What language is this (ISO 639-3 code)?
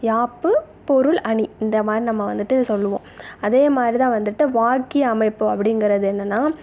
tam